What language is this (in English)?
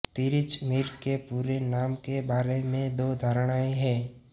Hindi